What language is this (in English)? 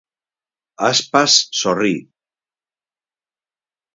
Galician